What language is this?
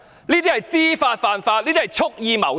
Cantonese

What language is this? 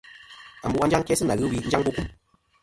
Kom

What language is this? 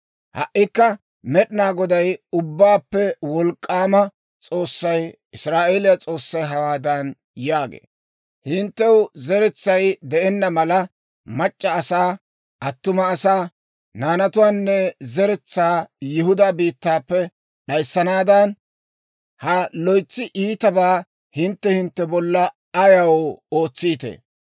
Dawro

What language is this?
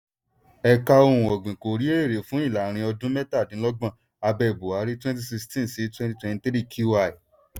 Yoruba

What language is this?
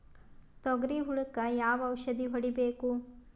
Kannada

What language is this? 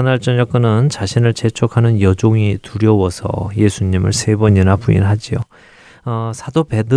Korean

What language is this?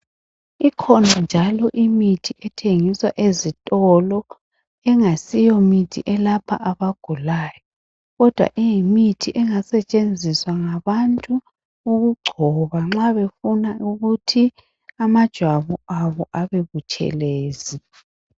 North Ndebele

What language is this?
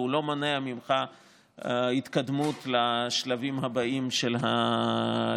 Hebrew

